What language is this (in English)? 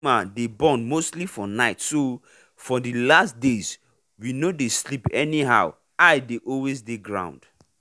Nigerian Pidgin